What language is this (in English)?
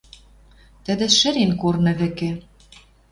Western Mari